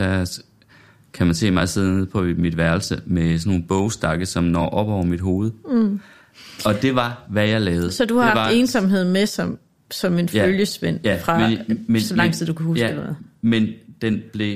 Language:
Danish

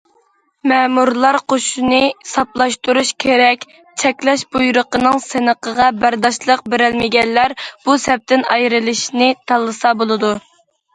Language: Uyghur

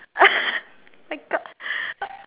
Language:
English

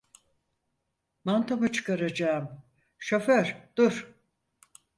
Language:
Turkish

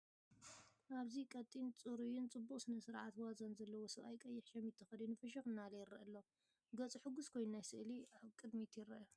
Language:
Tigrinya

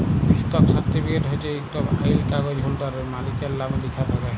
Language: Bangla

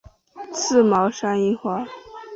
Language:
Chinese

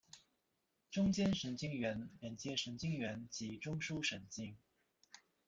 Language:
Chinese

